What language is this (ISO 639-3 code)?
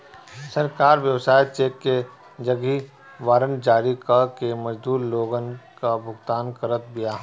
bho